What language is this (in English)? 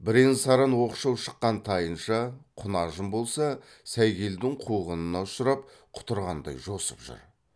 Kazakh